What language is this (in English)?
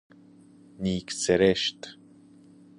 Persian